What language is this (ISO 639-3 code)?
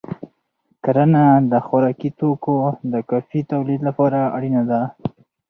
pus